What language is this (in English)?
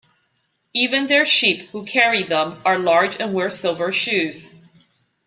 English